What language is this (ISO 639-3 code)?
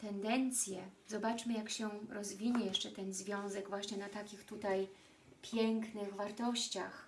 pol